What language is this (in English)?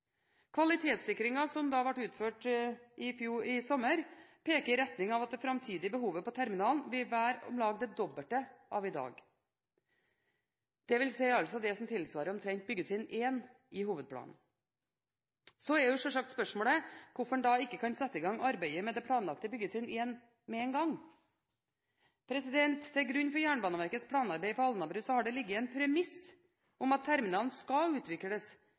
Norwegian Bokmål